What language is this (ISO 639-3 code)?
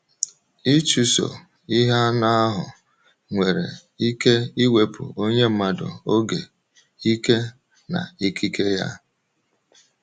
ibo